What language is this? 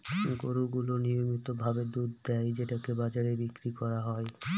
Bangla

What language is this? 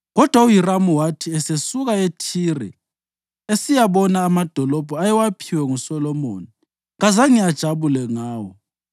North Ndebele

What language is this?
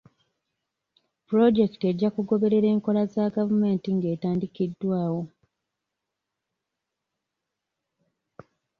Ganda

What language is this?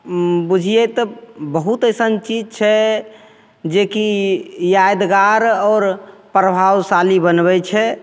Maithili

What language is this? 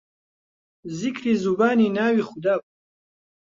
Central Kurdish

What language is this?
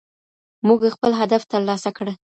Pashto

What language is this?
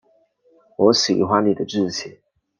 Chinese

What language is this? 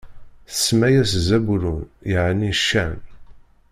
Kabyle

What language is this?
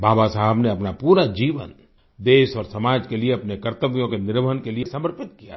Hindi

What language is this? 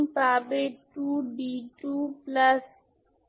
Bangla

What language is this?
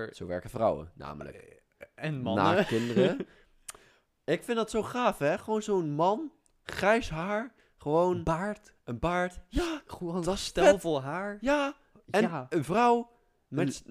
Dutch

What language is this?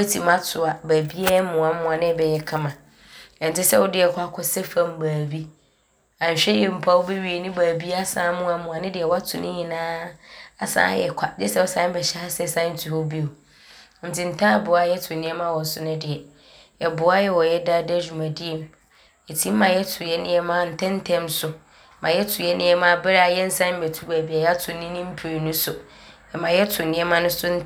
Abron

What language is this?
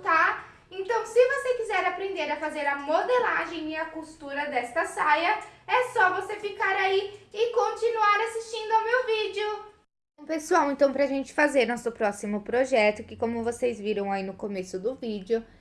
Portuguese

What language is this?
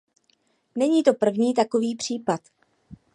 Czech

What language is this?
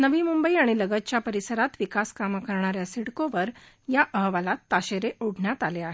Marathi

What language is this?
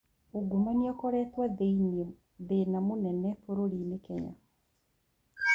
Kikuyu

